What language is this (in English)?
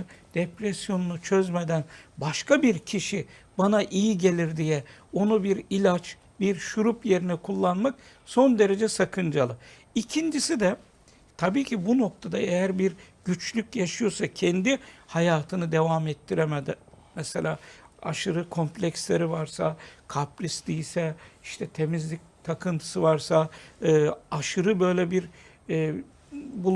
Turkish